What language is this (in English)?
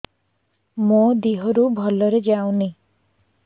Odia